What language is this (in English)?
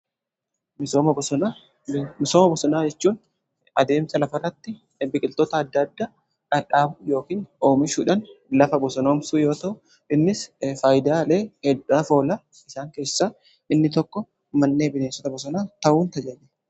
Oromo